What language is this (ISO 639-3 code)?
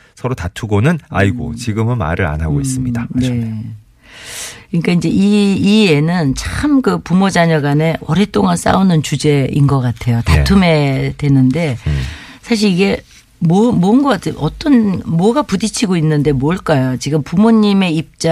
kor